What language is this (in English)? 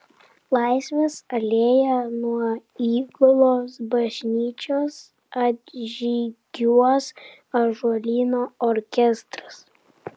Lithuanian